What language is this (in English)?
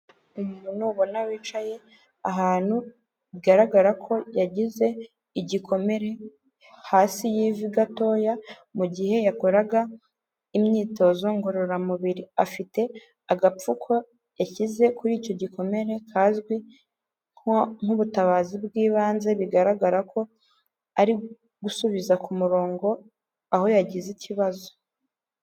Kinyarwanda